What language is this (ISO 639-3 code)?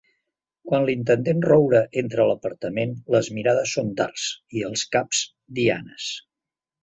cat